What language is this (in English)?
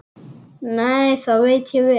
Icelandic